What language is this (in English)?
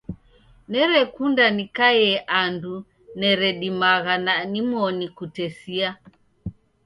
Taita